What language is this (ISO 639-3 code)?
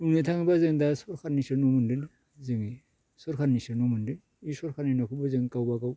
brx